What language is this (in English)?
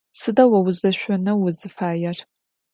Adyghe